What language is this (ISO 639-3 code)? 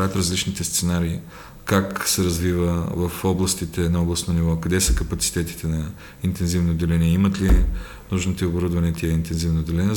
bul